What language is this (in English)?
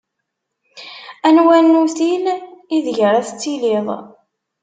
Kabyle